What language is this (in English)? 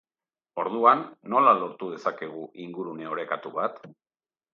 Basque